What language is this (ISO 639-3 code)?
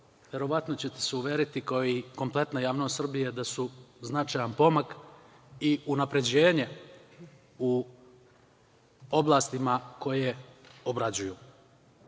srp